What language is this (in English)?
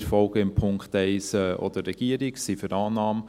Swiss German